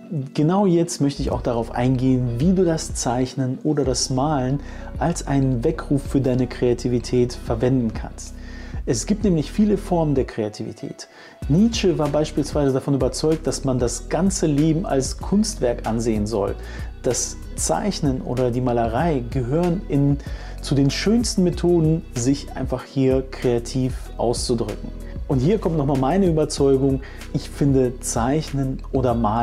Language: German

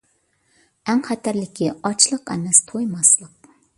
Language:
Uyghur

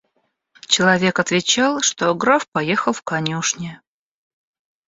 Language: Russian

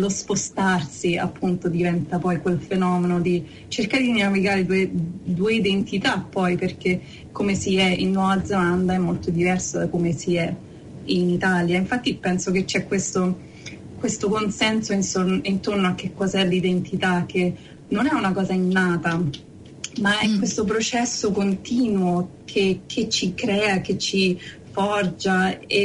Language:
Italian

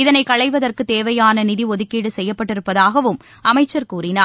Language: Tamil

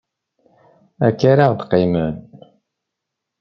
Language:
Kabyle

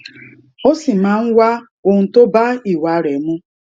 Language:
Yoruba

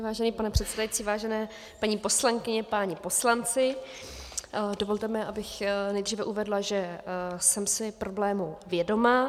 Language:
Czech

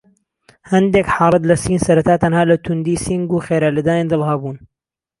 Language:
Central Kurdish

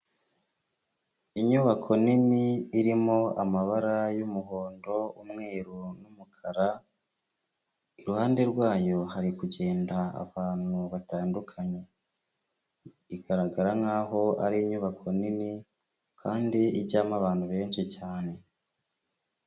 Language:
Kinyarwanda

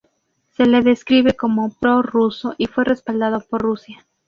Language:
Spanish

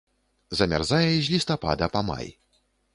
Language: Belarusian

